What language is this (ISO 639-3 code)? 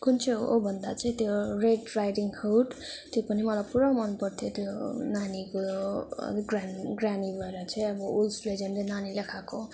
nep